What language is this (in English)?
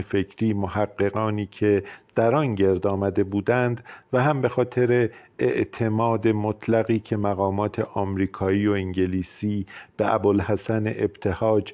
Persian